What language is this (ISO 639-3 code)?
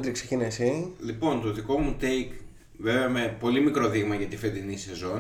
ell